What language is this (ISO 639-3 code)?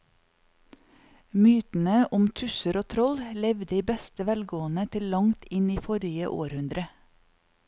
nor